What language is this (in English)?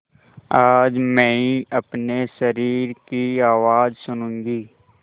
Hindi